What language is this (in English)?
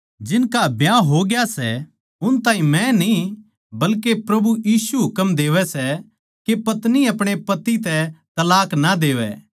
Haryanvi